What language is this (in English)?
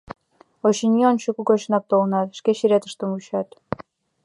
Mari